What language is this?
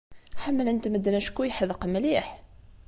Kabyle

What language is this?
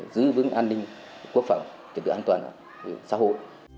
Vietnamese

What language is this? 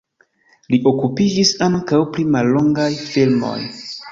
Esperanto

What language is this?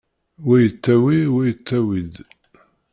Kabyle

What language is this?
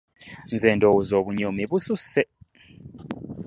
Ganda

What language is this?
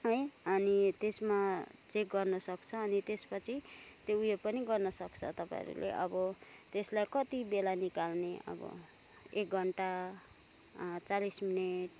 Nepali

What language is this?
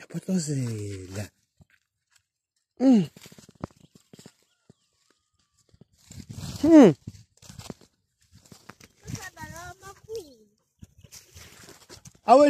Arabic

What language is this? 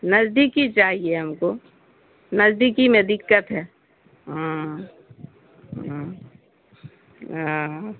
Urdu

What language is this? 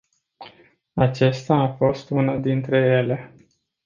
Romanian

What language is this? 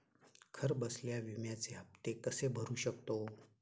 Marathi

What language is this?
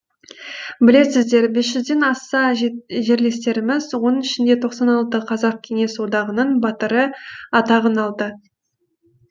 Kazakh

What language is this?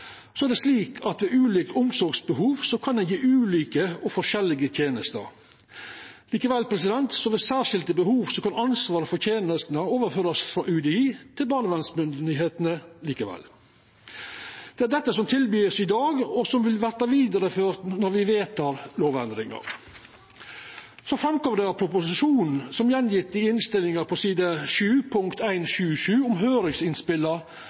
Norwegian Nynorsk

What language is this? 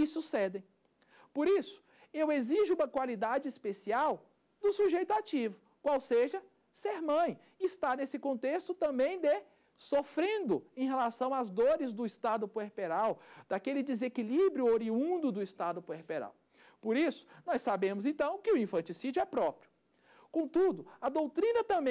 Portuguese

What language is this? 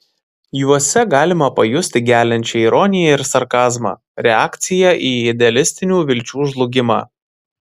Lithuanian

